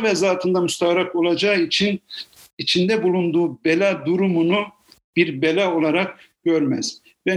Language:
Turkish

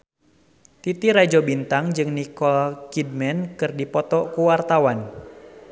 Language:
Sundanese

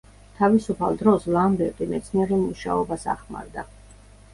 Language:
Georgian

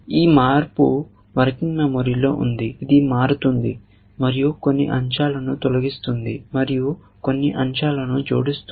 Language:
Telugu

